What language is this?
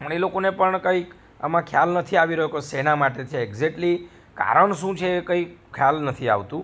Gujarati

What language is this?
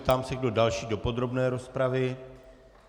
Czech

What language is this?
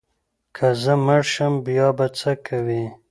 Pashto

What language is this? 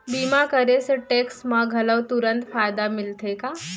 Chhattisgarhi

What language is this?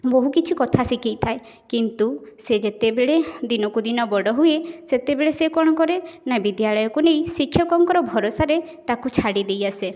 Odia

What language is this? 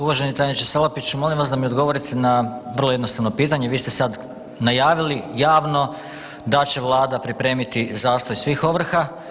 Croatian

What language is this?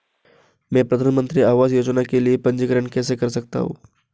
Hindi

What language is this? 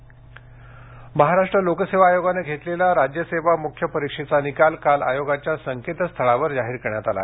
Marathi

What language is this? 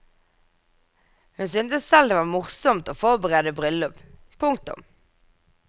Norwegian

